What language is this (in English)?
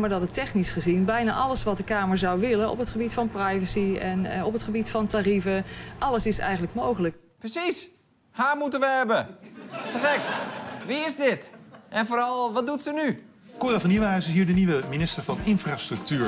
Dutch